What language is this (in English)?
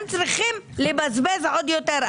Hebrew